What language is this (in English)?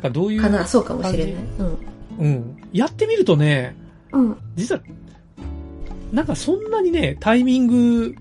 Japanese